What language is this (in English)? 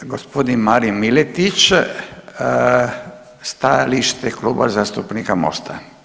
Croatian